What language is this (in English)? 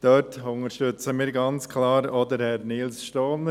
Swiss German